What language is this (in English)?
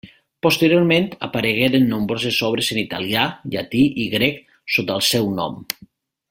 Catalan